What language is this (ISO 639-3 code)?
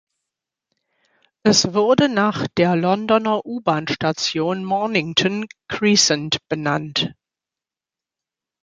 deu